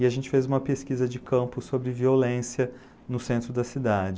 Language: Portuguese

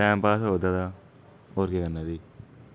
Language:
Dogri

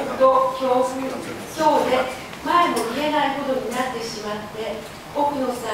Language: Japanese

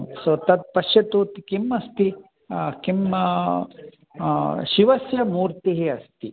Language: Sanskrit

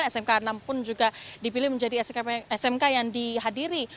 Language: Indonesian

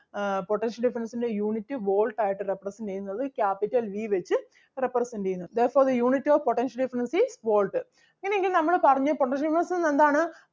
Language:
Malayalam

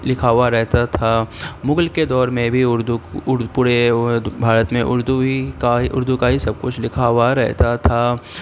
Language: Urdu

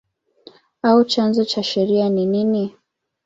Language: Swahili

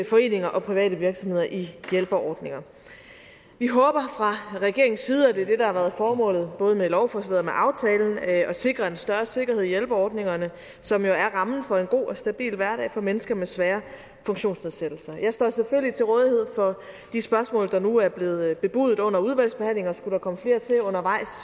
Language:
Danish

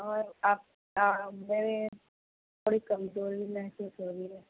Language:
Urdu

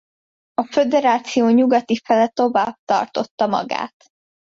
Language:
Hungarian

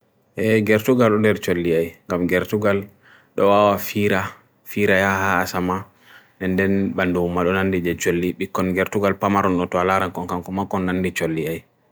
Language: Bagirmi Fulfulde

